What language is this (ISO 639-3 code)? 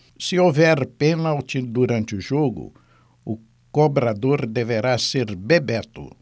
por